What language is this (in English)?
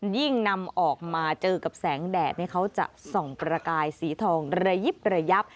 Thai